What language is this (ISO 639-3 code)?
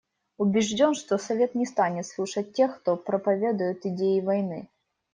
rus